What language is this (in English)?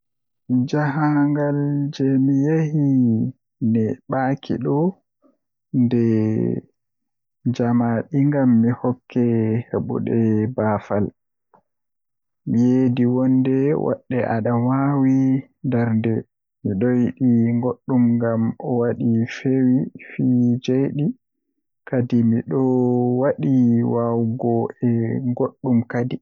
Western Niger Fulfulde